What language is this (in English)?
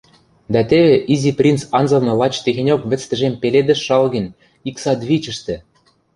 Western Mari